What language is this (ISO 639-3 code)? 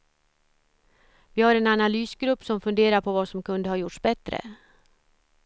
swe